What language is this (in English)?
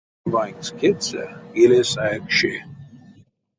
Erzya